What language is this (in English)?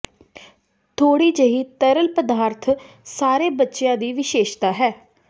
Punjabi